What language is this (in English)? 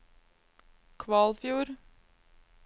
Norwegian